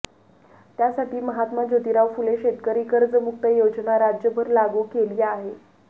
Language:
Marathi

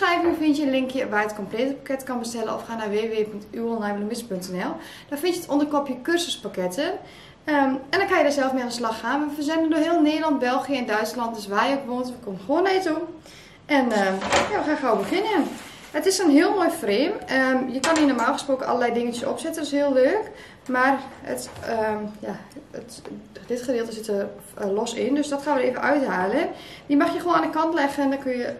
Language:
Dutch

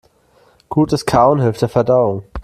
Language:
German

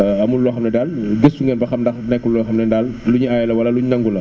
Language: Wolof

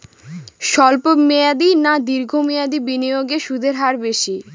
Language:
Bangla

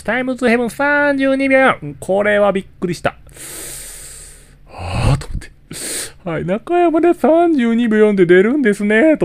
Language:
Japanese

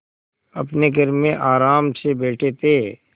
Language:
Hindi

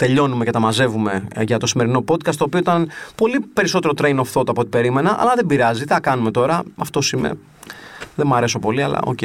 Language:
Greek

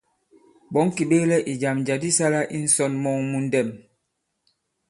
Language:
Bankon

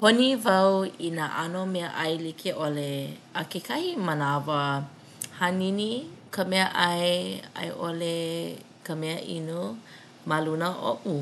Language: Hawaiian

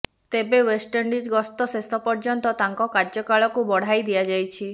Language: Odia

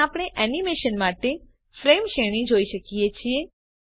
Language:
Gujarati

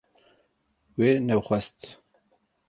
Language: Kurdish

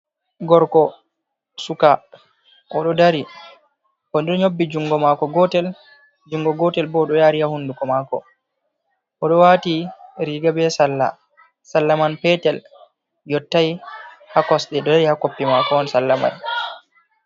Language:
Fula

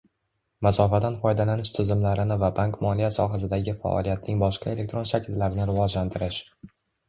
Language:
Uzbek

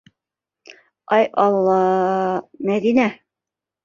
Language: Bashkir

